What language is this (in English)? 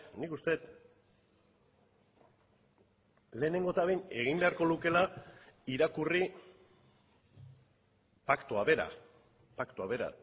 Basque